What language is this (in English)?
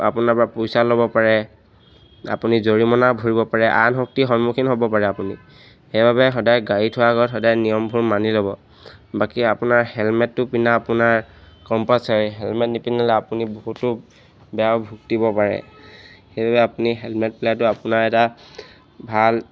Assamese